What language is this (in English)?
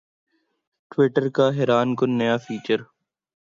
Urdu